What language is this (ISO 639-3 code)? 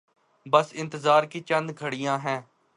urd